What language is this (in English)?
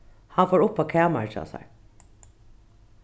Faroese